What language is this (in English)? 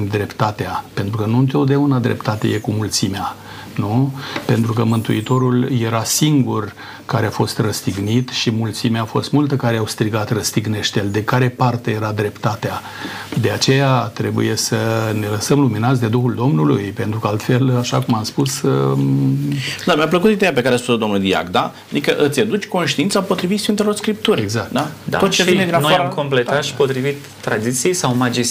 Romanian